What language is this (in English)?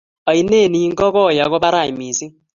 Kalenjin